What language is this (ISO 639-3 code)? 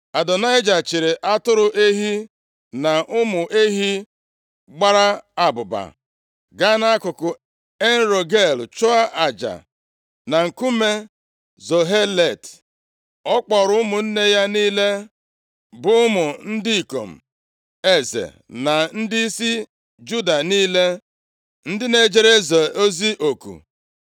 ibo